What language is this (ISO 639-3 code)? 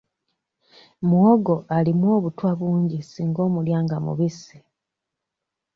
lug